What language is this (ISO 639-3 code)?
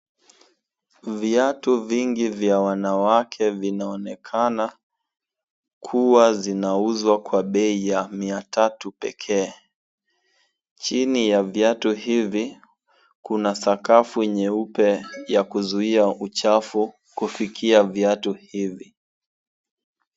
swa